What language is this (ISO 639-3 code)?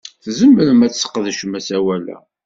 kab